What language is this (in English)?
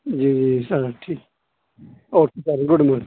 Urdu